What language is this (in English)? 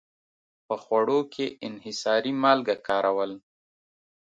Pashto